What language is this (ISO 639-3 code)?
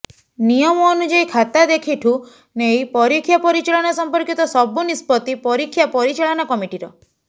ori